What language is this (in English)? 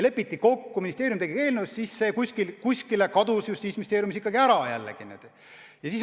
Estonian